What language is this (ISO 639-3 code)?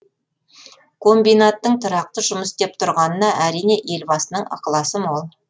kaz